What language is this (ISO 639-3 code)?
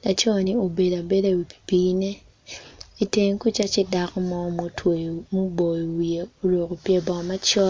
ach